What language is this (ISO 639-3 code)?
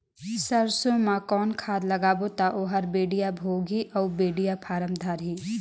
hne